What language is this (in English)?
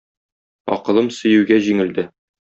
Tatar